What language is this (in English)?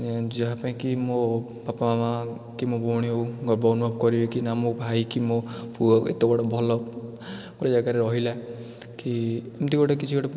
Odia